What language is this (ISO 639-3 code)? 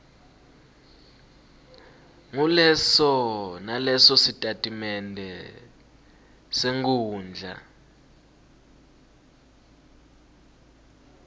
ssw